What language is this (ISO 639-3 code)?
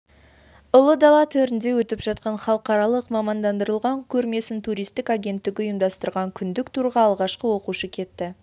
kaz